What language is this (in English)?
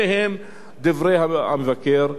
Hebrew